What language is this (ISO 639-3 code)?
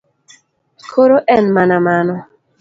luo